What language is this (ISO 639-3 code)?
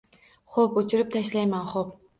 uzb